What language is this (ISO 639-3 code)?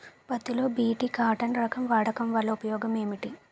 tel